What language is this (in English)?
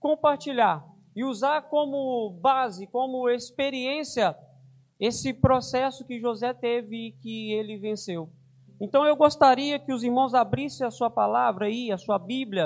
Portuguese